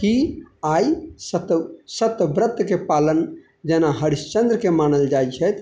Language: Maithili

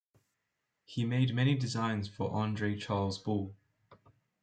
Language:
English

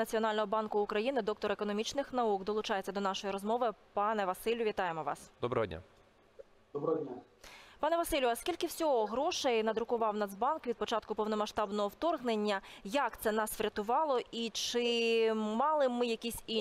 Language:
Ukrainian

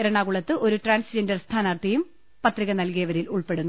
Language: Malayalam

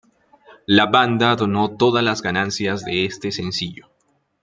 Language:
Spanish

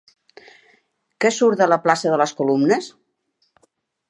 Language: Catalan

